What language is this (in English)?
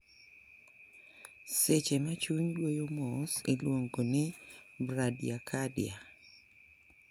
Luo (Kenya and Tanzania)